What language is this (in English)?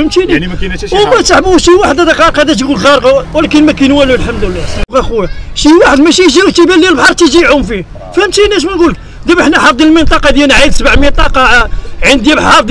Arabic